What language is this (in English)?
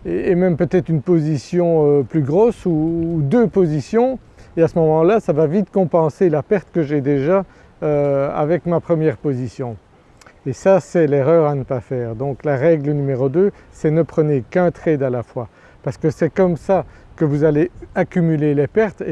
French